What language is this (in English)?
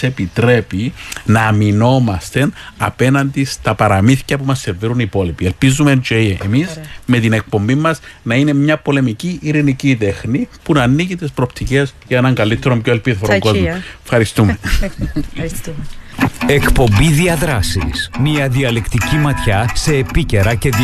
Greek